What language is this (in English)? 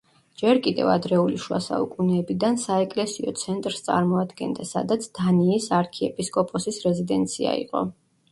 Georgian